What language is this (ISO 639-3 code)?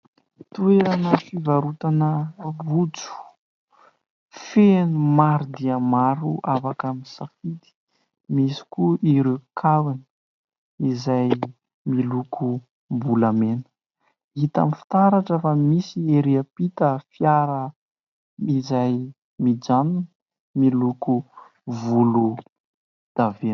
mlg